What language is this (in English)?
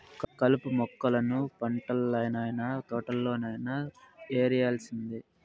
Telugu